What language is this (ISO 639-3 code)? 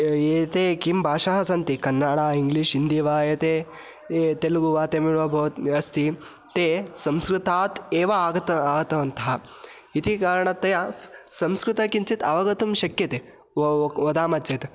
san